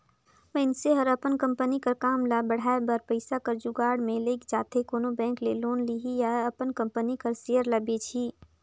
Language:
Chhattisgarhi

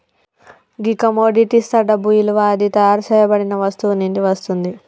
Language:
Telugu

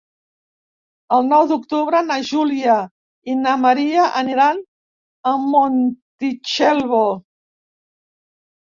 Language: Catalan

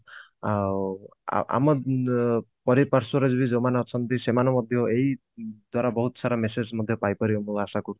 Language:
Odia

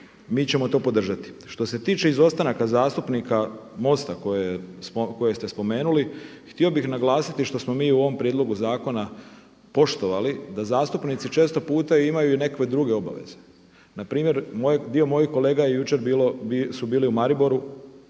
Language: Croatian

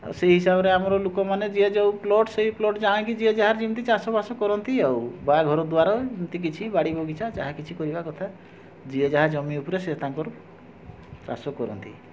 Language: Odia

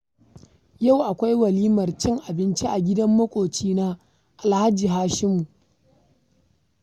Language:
Hausa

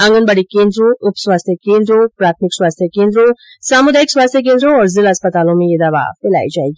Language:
Hindi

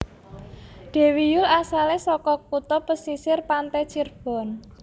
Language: Javanese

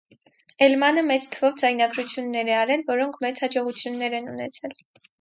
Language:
Armenian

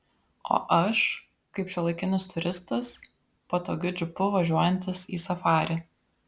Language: Lithuanian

